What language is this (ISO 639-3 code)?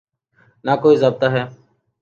urd